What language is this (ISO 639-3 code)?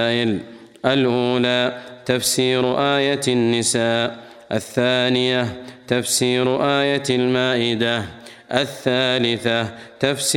ara